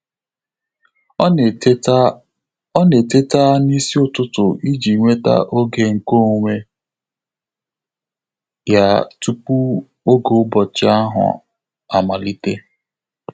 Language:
Igbo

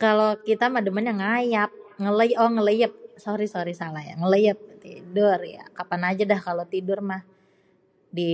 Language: Betawi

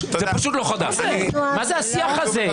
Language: Hebrew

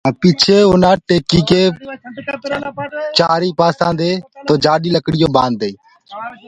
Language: Gurgula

